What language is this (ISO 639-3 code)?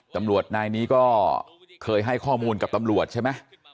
tha